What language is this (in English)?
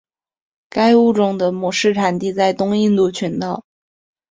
Chinese